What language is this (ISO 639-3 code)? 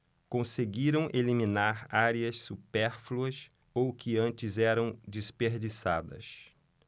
por